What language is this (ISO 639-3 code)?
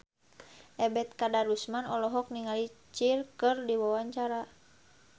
sun